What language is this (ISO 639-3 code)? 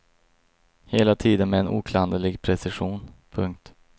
swe